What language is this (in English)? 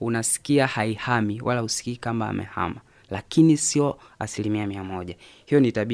Swahili